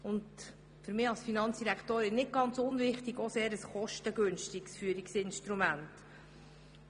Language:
Swiss German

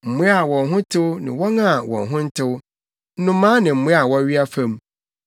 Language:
Akan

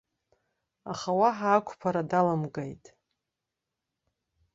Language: Abkhazian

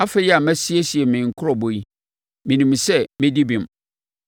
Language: Akan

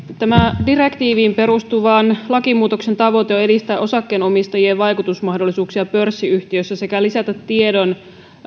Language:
Finnish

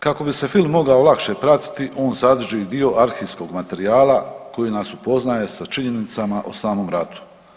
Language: Croatian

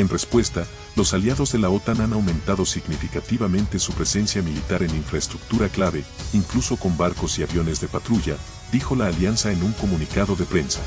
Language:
Spanish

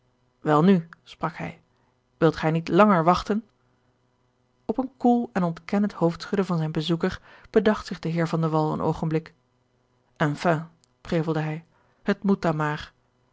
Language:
Dutch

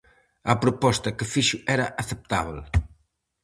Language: Galician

